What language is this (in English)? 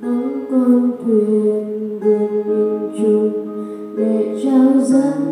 Indonesian